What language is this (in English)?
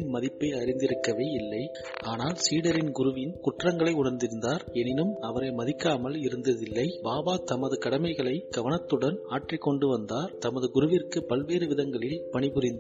Tamil